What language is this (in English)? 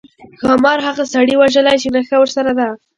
Pashto